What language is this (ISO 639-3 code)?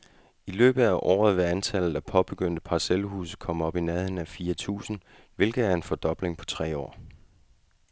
dan